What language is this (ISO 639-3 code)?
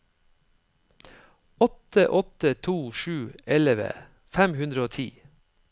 nor